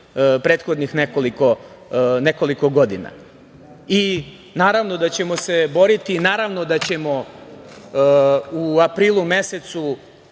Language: Serbian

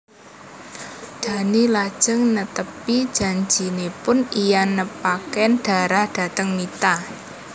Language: Javanese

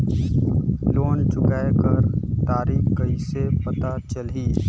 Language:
Chhattisgarhi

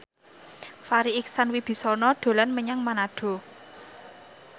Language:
Javanese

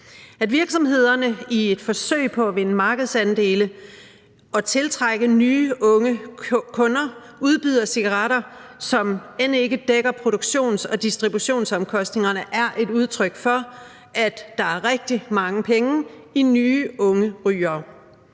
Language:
Danish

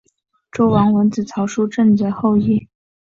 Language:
Chinese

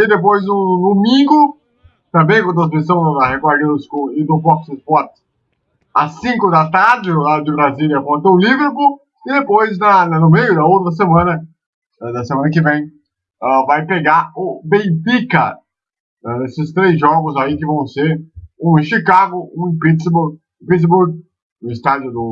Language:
Portuguese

